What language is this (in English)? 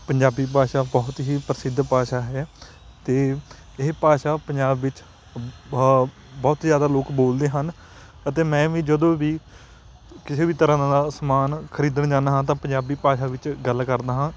Punjabi